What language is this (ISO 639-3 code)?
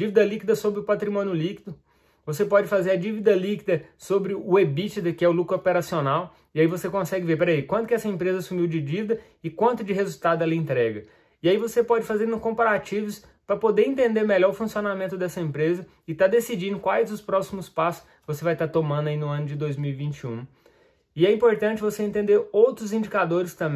por